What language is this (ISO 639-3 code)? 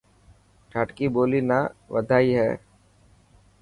mki